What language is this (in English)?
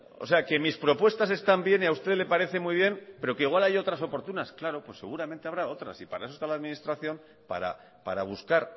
Spanish